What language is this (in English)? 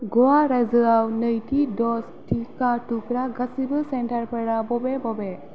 Bodo